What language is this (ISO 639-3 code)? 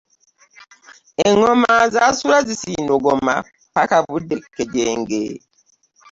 lug